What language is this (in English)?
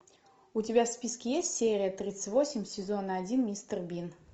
Russian